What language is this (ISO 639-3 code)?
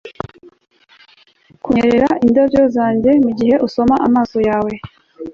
kin